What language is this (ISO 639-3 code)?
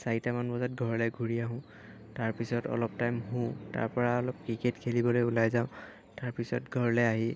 asm